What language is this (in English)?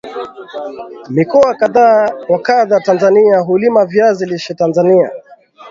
Swahili